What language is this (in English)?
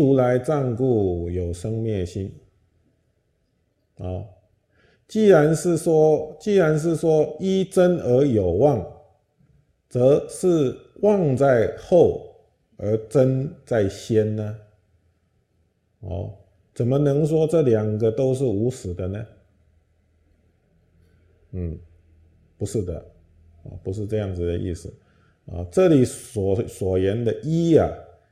Chinese